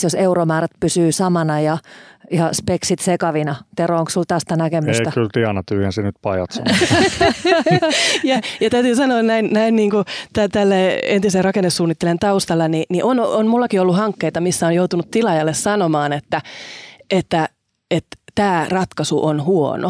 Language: Finnish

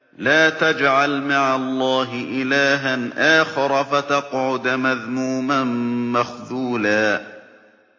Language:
Arabic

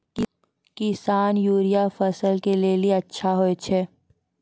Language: Maithili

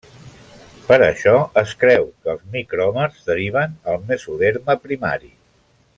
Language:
Catalan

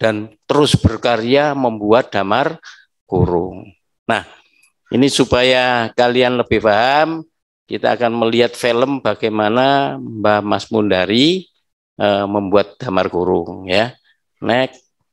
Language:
Indonesian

